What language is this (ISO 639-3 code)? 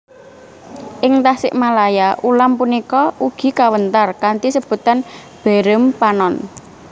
jav